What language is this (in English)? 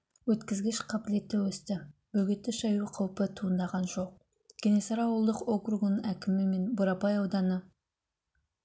Kazakh